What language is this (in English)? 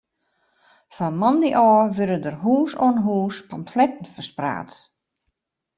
Western Frisian